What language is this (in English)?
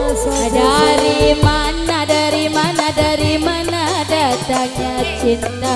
Indonesian